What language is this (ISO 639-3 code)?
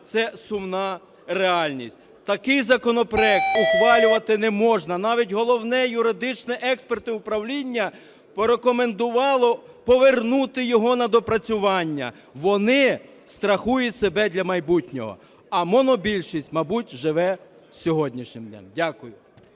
ukr